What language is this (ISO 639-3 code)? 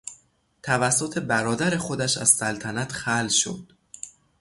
fas